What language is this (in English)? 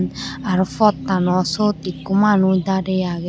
Chakma